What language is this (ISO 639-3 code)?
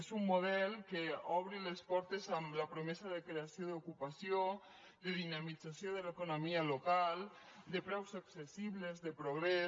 cat